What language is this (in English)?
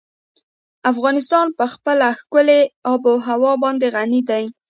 Pashto